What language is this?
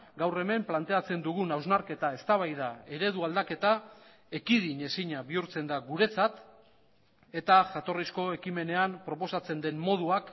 Basque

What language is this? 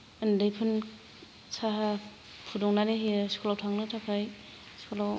Bodo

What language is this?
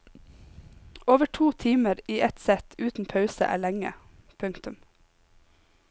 Norwegian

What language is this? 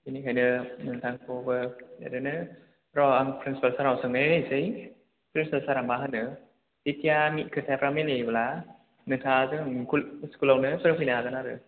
Bodo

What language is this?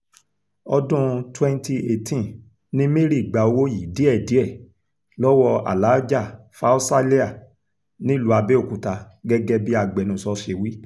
Yoruba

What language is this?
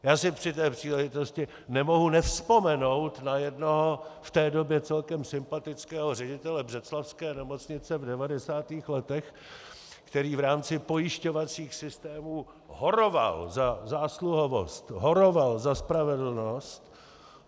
Czech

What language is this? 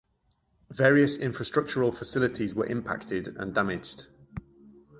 English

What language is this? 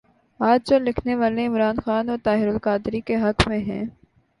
Urdu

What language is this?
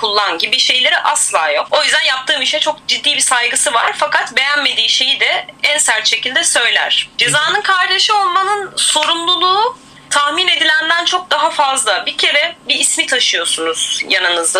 Turkish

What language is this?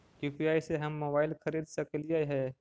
Magahi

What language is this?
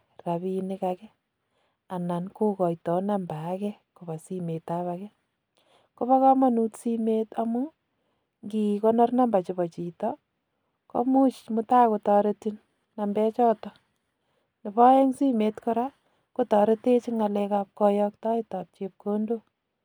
Kalenjin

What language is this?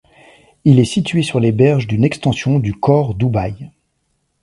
French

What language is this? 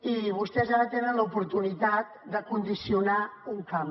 Catalan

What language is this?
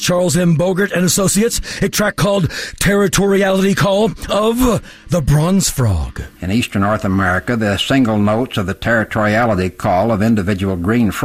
English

